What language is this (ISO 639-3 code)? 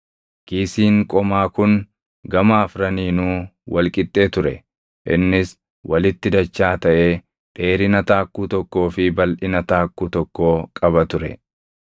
orm